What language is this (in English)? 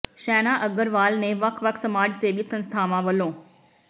Punjabi